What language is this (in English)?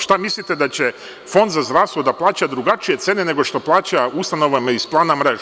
Serbian